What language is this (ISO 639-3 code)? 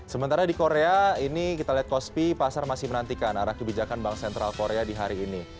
ind